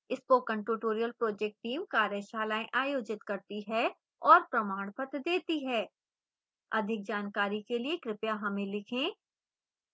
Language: Hindi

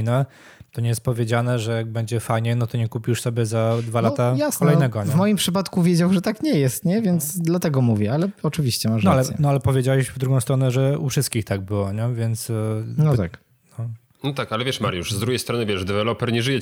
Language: Polish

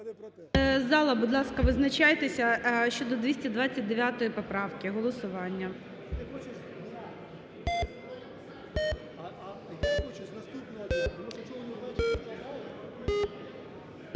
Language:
Ukrainian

